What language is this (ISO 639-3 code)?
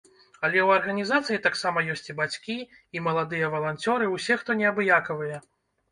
bel